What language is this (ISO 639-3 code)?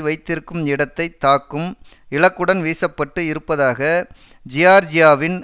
tam